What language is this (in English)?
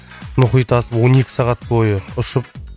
Kazakh